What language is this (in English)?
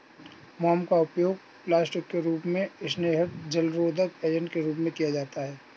Hindi